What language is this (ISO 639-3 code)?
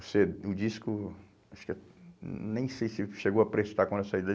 por